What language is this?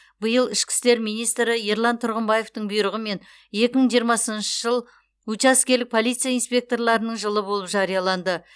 Kazakh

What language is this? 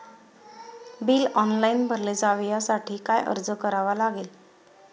Marathi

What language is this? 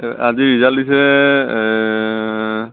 Assamese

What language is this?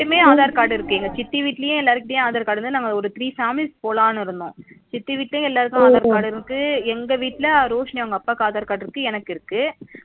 Tamil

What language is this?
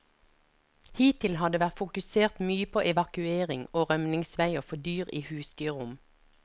Norwegian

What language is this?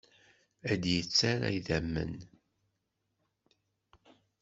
Kabyle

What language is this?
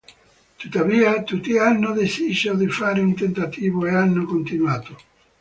Italian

